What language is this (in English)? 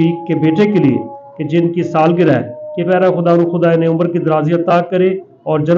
Hindi